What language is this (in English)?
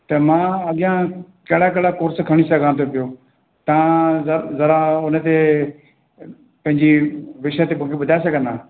Sindhi